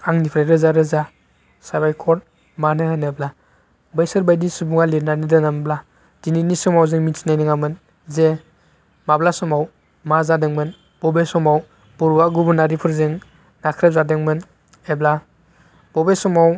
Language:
Bodo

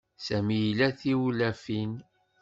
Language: Kabyle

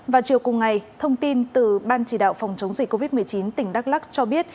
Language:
Vietnamese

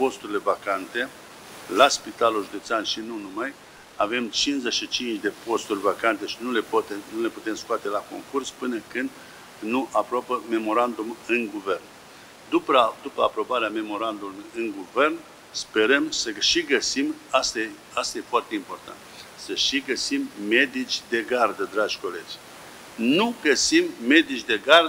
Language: Romanian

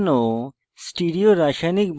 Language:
Bangla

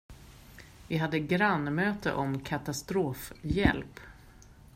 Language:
Swedish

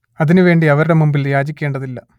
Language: Malayalam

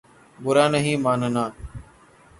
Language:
Urdu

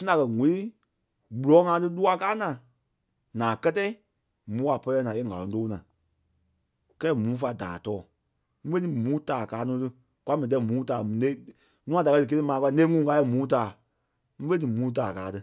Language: Kpelle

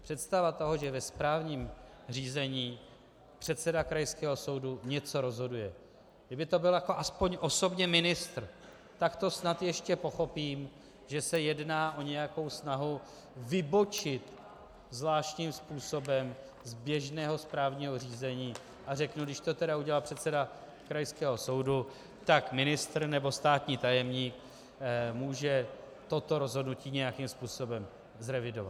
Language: Czech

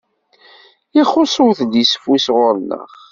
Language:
Kabyle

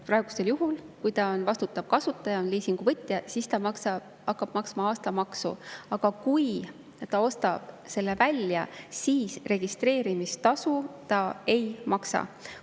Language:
Estonian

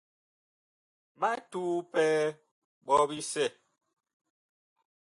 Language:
Bakoko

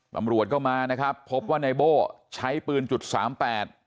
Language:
Thai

